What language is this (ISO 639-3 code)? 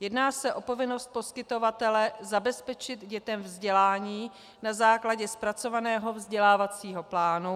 ces